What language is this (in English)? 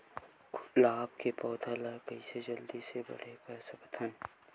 Chhattisgarhi